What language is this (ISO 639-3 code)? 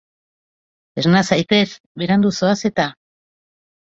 eus